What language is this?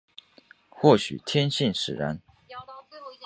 Chinese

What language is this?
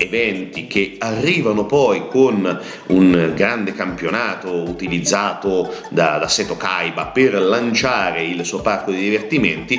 Italian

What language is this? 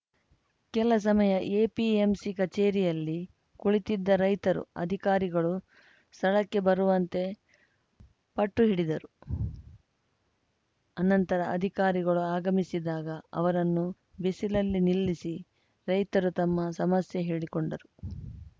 Kannada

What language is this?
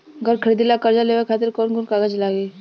Bhojpuri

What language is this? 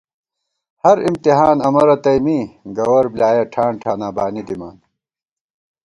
Gawar-Bati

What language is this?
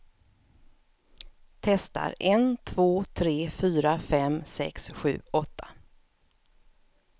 Swedish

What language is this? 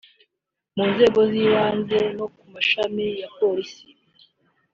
Kinyarwanda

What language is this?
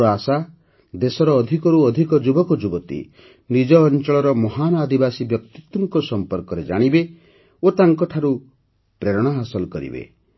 Odia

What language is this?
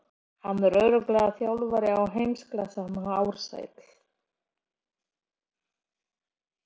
Icelandic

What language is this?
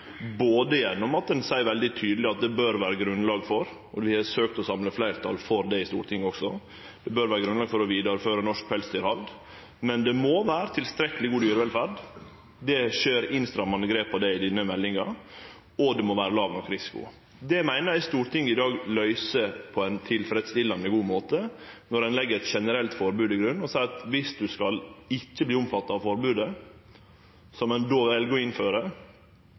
Norwegian Nynorsk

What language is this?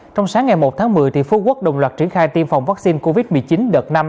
Vietnamese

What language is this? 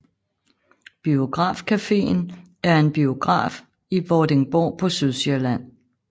Danish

